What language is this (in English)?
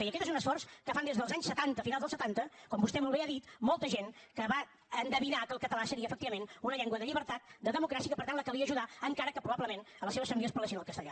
Catalan